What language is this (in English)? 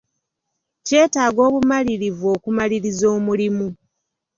Ganda